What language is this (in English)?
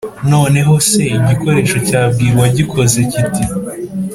Kinyarwanda